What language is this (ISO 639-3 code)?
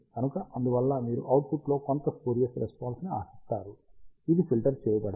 tel